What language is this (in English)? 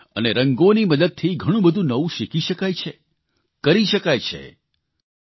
Gujarati